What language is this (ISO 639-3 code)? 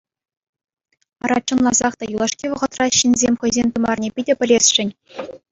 chv